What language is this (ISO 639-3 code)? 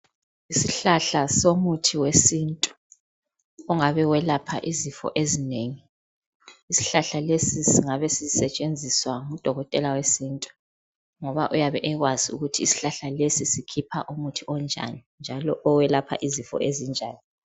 nde